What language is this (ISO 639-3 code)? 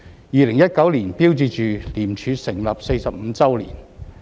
yue